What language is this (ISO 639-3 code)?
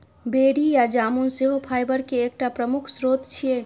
mai